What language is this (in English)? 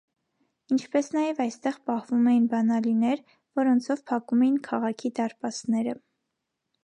Armenian